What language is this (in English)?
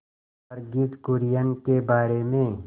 Hindi